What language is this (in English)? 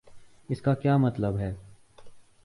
Urdu